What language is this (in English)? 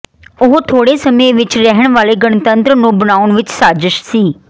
Punjabi